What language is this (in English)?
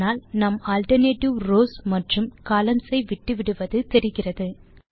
Tamil